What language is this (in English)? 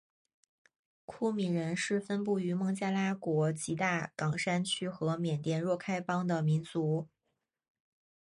Chinese